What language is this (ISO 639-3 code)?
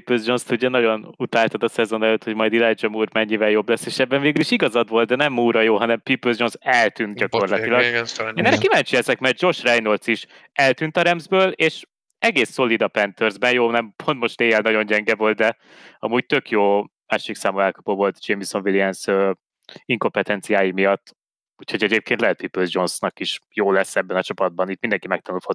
hun